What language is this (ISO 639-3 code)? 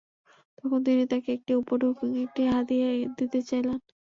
ben